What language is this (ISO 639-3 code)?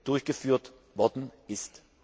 deu